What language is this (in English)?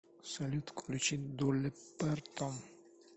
Russian